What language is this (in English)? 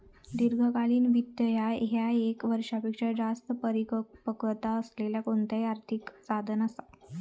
Marathi